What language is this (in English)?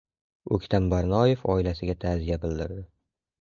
Uzbek